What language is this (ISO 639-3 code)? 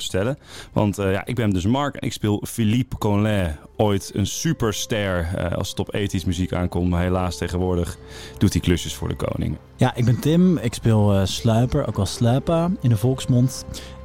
nld